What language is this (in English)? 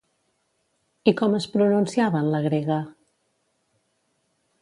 Catalan